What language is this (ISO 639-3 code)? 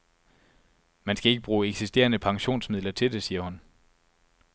dan